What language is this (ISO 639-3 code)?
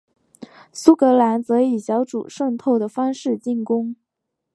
zho